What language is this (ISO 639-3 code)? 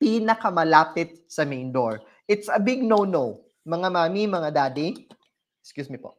fil